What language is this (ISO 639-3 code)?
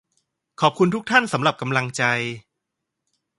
tha